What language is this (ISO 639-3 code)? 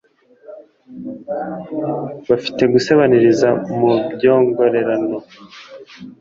kin